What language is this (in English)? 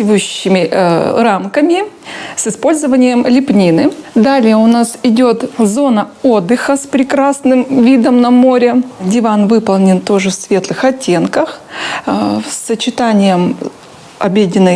Russian